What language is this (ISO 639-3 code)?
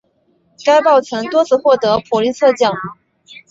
zho